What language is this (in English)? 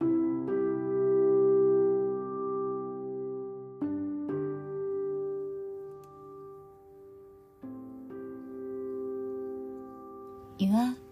Japanese